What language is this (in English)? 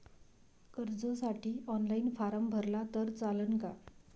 Marathi